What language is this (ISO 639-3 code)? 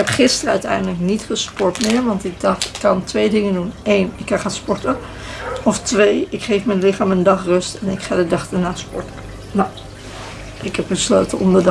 nld